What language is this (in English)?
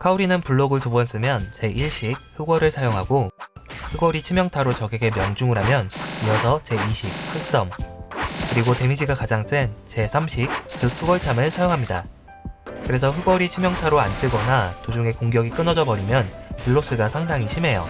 Korean